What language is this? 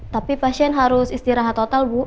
Indonesian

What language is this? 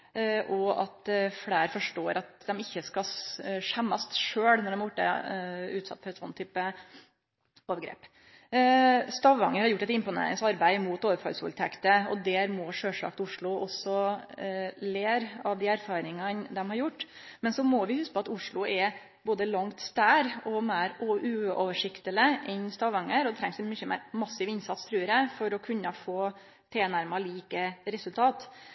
Norwegian Nynorsk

